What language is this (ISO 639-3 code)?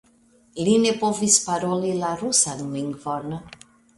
epo